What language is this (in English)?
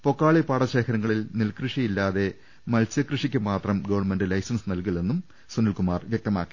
Malayalam